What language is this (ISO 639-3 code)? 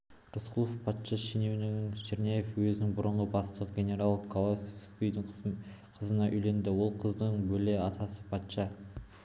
kaz